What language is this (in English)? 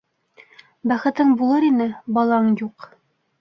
Bashkir